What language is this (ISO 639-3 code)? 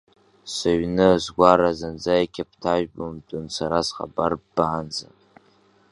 abk